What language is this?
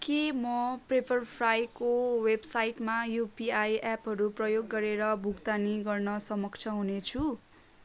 Nepali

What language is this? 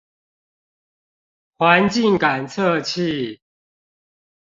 Chinese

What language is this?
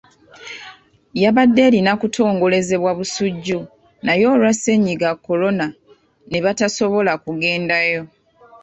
Ganda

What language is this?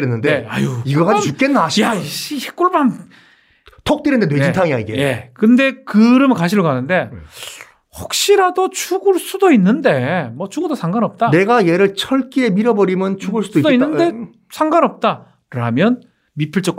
Korean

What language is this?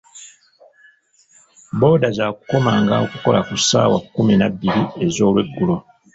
Ganda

